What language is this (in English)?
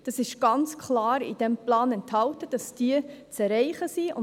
Swiss German